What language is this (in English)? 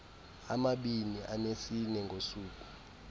Xhosa